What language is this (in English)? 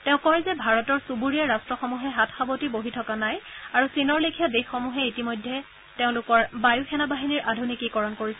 Assamese